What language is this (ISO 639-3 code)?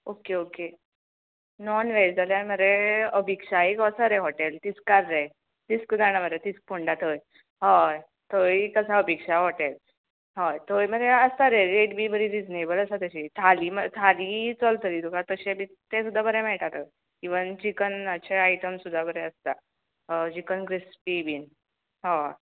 kok